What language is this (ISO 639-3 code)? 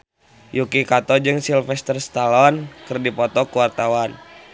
sun